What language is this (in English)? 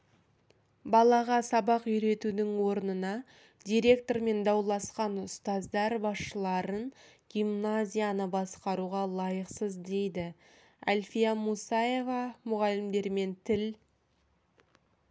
Kazakh